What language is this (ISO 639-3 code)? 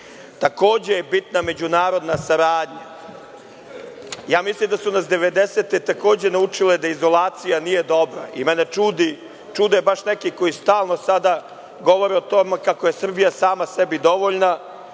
srp